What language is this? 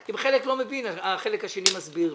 Hebrew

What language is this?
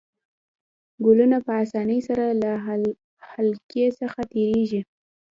Pashto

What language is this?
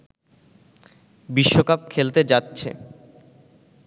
Bangla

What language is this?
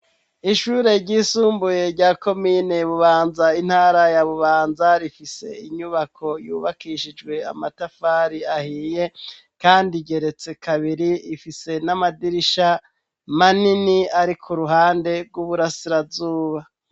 Rundi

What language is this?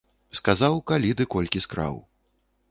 Belarusian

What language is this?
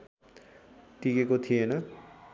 Nepali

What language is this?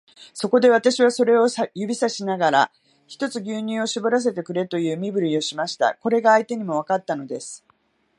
Japanese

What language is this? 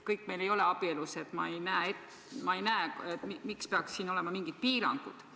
Estonian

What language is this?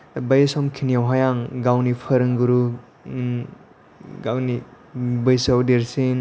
Bodo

